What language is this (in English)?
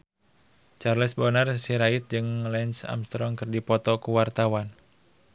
Sundanese